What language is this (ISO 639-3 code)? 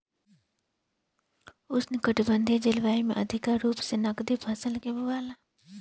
bho